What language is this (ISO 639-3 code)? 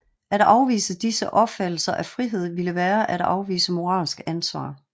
dan